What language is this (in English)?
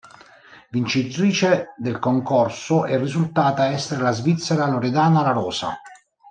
Italian